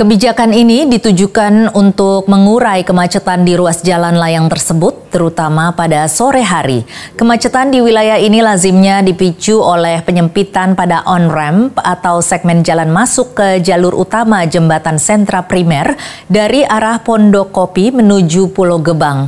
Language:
Indonesian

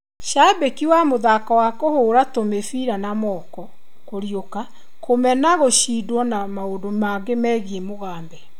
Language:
Kikuyu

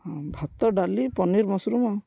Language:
Odia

